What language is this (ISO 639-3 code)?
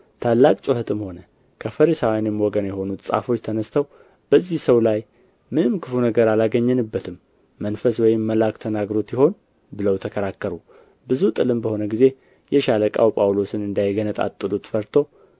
amh